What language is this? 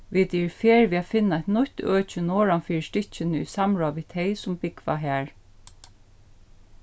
Faroese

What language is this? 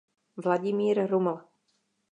Czech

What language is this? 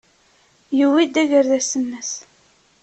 Kabyle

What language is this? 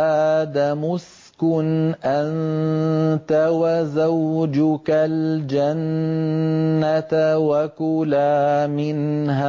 Arabic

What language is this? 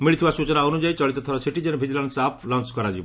Odia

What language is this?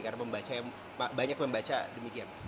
Indonesian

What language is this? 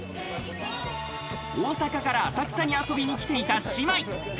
Japanese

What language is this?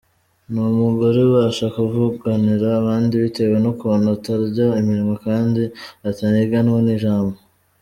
Kinyarwanda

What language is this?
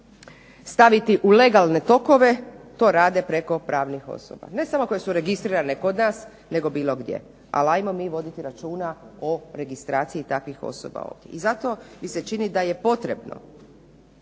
Croatian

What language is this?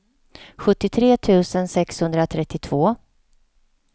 Swedish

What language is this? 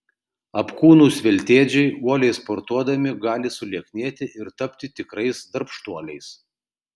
Lithuanian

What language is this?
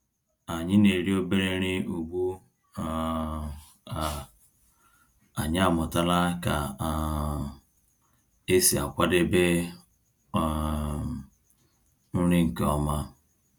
Igbo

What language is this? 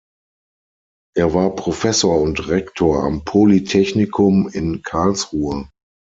German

